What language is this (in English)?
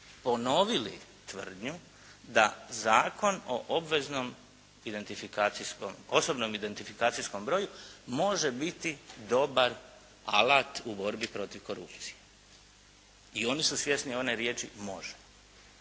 Croatian